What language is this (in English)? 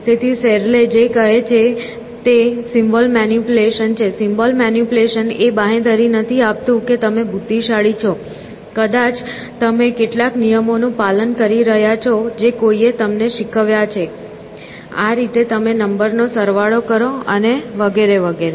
Gujarati